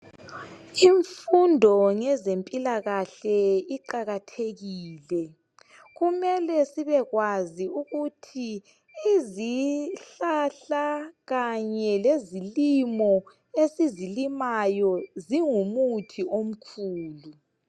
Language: North Ndebele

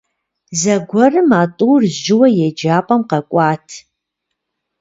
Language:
Kabardian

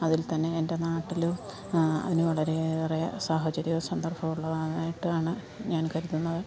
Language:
Malayalam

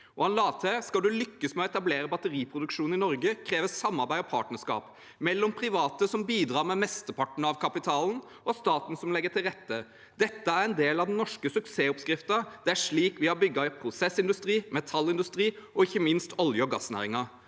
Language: Norwegian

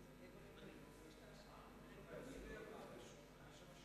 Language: Hebrew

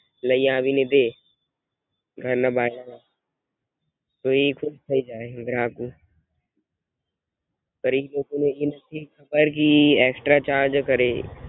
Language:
Gujarati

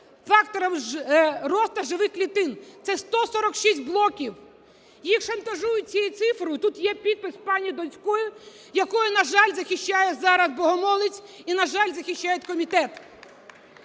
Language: Ukrainian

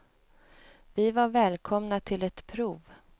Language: Swedish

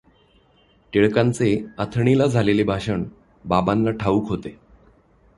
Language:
Marathi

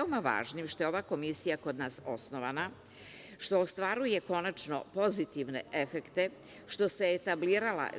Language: Serbian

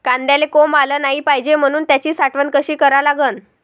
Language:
Marathi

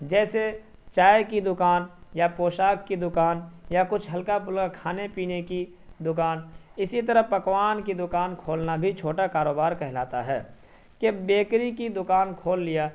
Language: Urdu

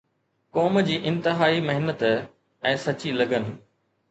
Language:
Sindhi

